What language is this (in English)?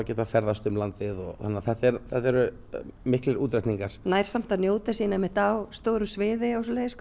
Icelandic